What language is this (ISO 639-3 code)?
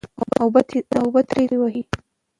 pus